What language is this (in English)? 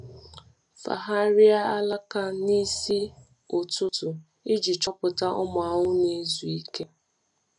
Igbo